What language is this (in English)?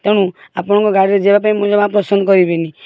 Odia